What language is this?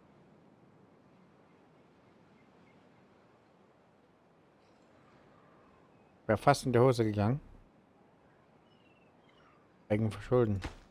German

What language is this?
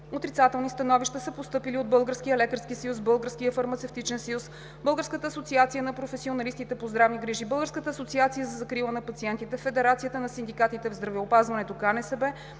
Bulgarian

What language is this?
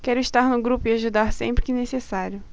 Portuguese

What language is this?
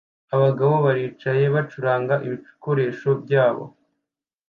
Kinyarwanda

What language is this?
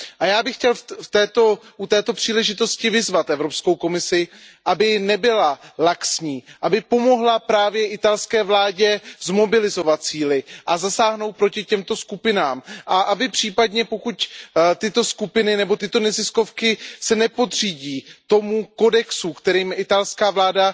Czech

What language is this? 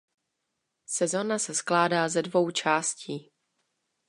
Czech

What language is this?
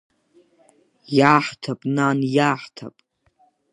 Abkhazian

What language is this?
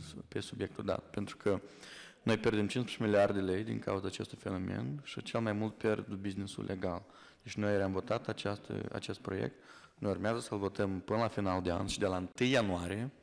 Romanian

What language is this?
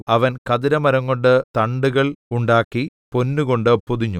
Malayalam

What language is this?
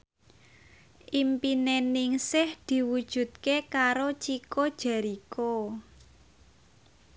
Javanese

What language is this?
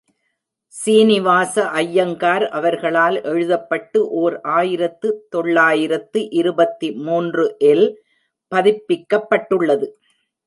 Tamil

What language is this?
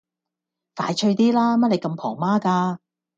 Cantonese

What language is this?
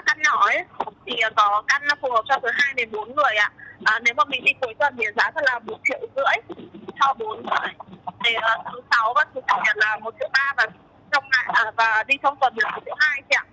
Vietnamese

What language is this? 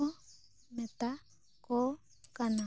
Santali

